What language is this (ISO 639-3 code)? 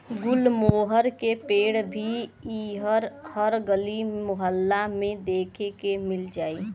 bho